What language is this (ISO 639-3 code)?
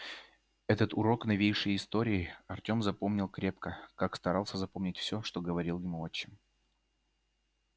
rus